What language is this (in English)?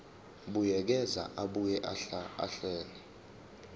Zulu